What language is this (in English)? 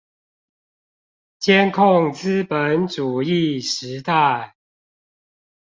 Chinese